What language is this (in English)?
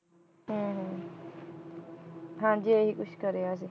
Punjabi